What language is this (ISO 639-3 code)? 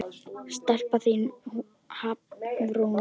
isl